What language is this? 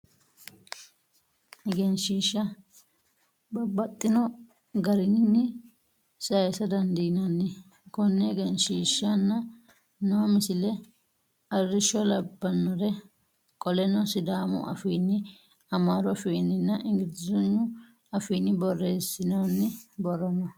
Sidamo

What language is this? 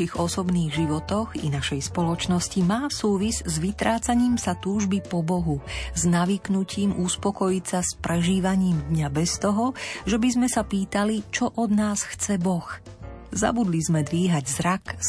Slovak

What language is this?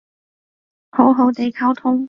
Cantonese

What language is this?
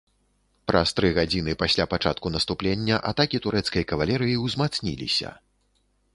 Belarusian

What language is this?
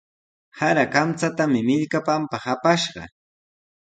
Sihuas Ancash Quechua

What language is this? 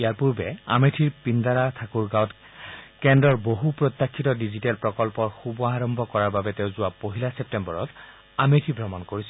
Assamese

